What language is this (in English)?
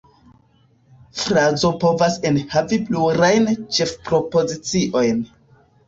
Esperanto